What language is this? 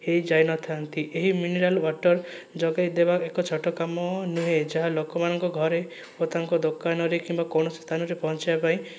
Odia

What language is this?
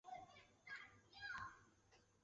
Chinese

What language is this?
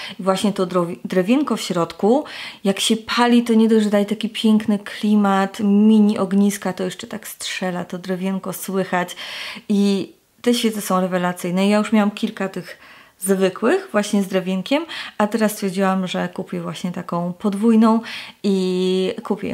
Polish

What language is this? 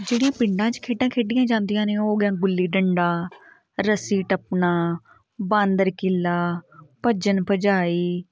Punjabi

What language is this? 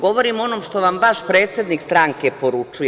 Serbian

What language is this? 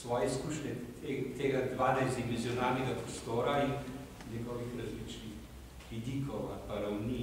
Romanian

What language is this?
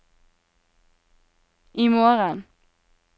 Norwegian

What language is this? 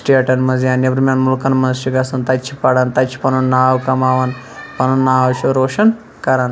Kashmiri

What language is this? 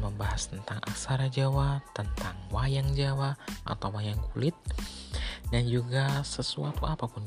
Indonesian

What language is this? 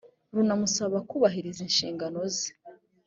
Kinyarwanda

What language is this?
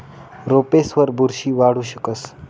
Marathi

